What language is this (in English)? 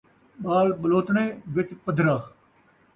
Saraiki